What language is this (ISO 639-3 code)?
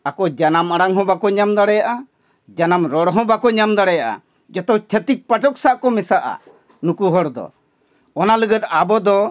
sat